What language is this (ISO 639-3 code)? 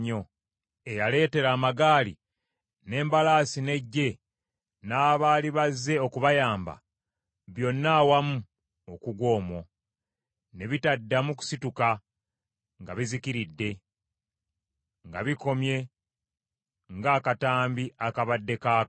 lug